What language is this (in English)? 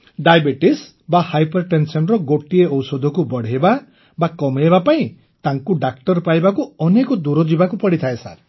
Odia